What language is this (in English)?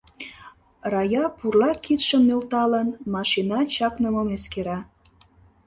Mari